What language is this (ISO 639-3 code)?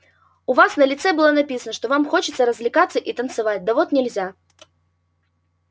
rus